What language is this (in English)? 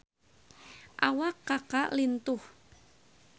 Sundanese